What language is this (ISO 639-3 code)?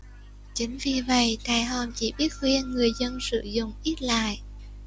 vie